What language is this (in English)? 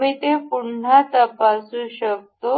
Marathi